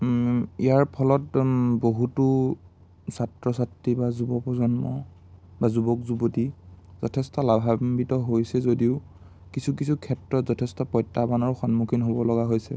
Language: Assamese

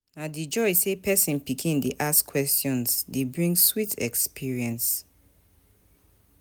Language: Nigerian Pidgin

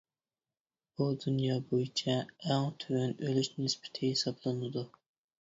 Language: Uyghur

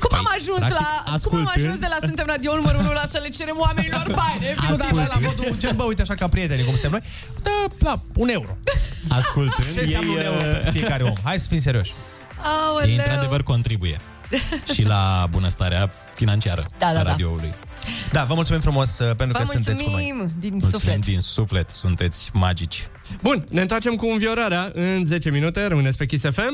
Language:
Romanian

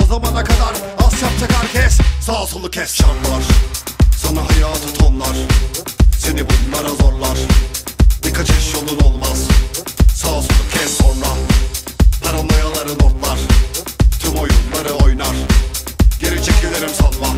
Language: Polish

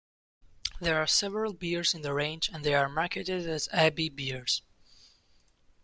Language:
English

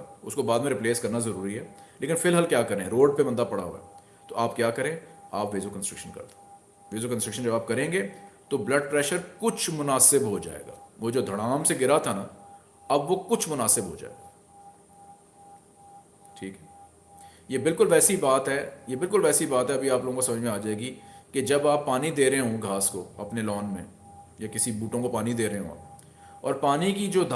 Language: Hindi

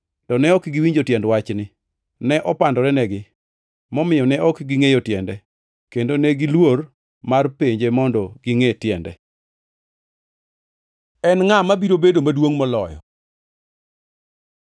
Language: Luo (Kenya and Tanzania)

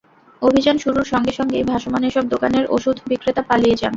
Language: Bangla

